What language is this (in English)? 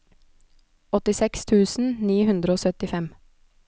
Norwegian